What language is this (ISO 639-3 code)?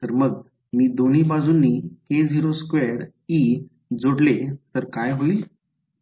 mar